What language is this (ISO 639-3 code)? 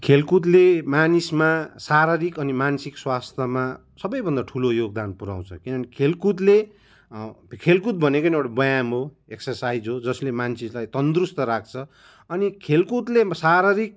nep